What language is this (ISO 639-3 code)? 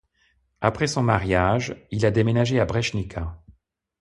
fra